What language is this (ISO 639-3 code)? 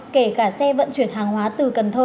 vie